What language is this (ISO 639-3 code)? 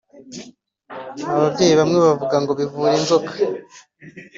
kin